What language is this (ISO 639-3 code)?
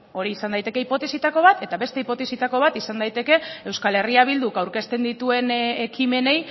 eus